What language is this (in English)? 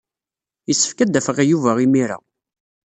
Kabyle